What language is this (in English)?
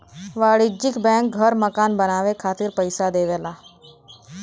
Bhojpuri